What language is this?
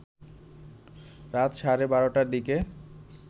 Bangla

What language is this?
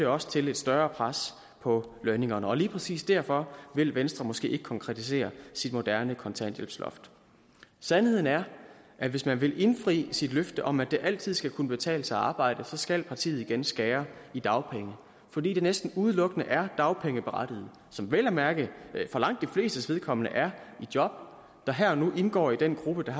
Danish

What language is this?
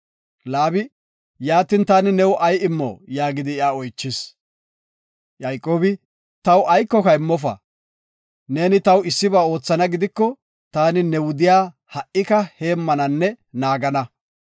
Gofa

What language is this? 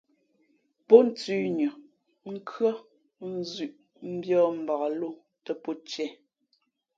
Fe'fe'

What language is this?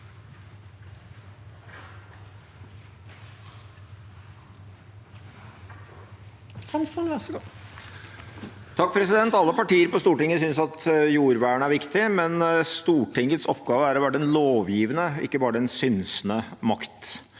Norwegian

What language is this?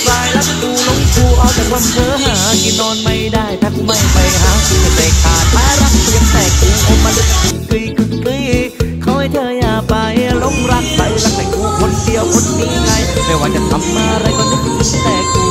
Thai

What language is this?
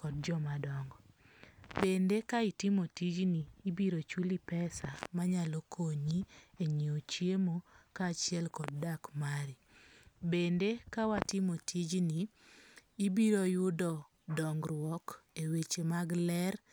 Luo (Kenya and Tanzania)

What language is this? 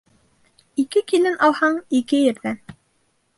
Bashkir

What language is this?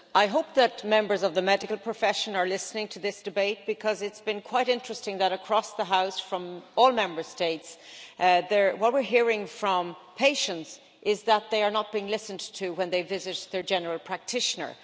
English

